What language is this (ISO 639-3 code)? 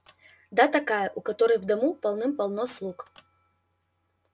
rus